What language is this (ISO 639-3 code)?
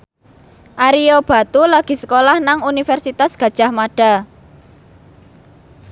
jav